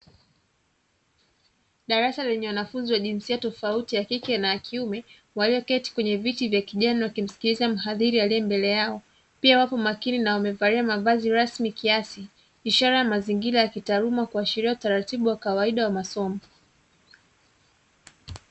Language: Swahili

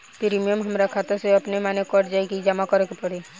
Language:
Bhojpuri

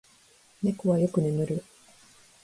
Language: Japanese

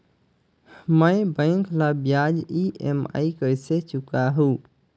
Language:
Chhattisgarhi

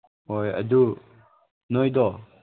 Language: Manipuri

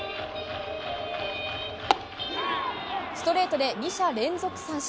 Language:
Japanese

